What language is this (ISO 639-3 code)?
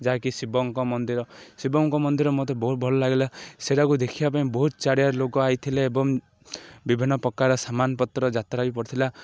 ori